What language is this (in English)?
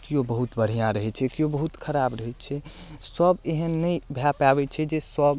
Maithili